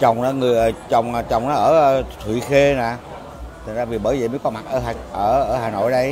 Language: Vietnamese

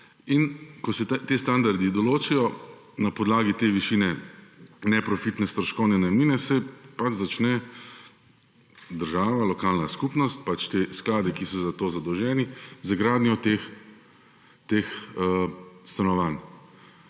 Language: Slovenian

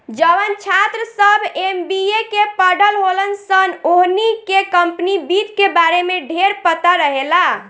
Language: Bhojpuri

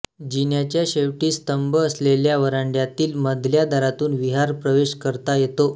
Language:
Marathi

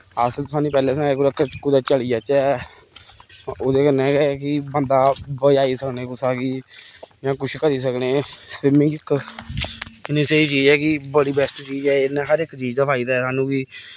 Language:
Dogri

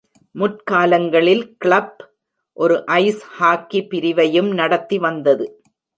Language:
Tamil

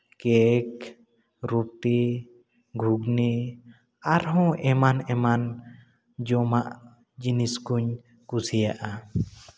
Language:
Santali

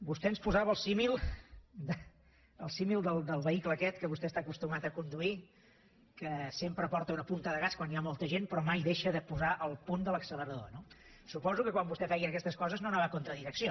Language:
Catalan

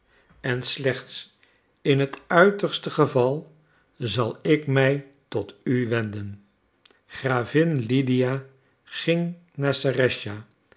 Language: Dutch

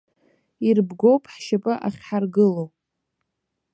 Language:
Abkhazian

